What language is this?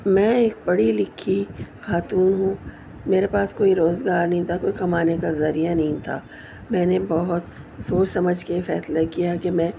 Urdu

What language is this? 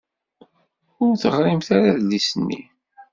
Kabyle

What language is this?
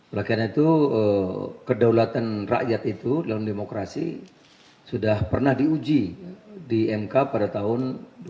Indonesian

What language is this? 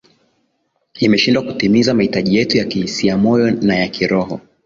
Swahili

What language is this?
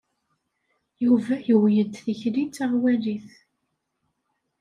Kabyle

